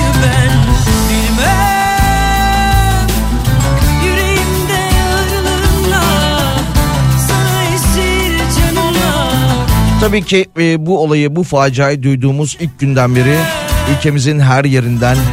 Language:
Turkish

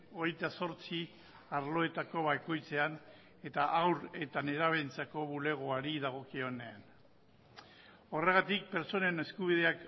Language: Basque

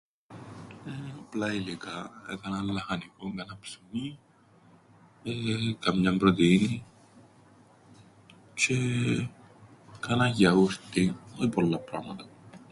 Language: Greek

